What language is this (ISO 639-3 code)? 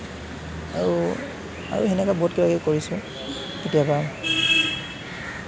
asm